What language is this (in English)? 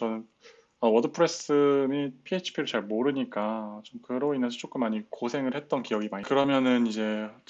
Korean